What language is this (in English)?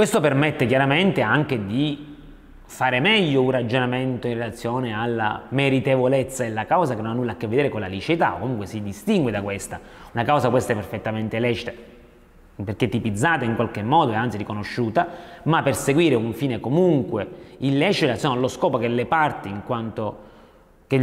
Italian